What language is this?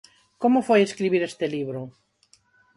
Galician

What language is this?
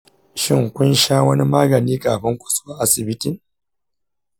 Hausa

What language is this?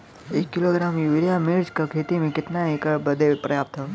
Bhojpuri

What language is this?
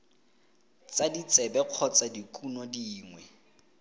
Tswana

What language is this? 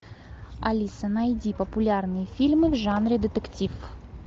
Russian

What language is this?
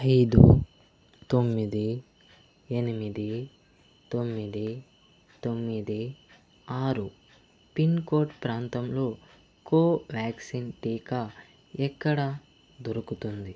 Telugu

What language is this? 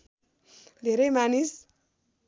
Nepali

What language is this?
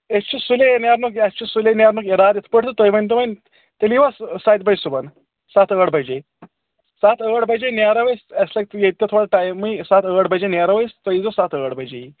Kashmiri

